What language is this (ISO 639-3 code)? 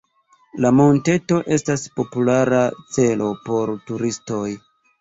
epo